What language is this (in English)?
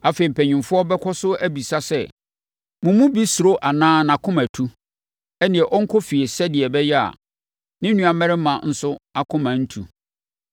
Akan